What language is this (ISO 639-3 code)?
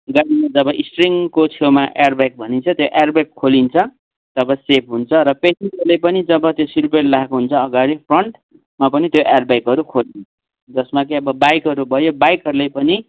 nep